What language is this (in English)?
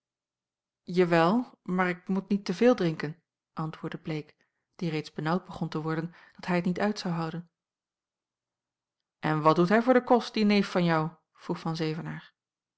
Dutch